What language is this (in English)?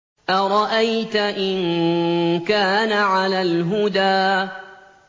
Arabic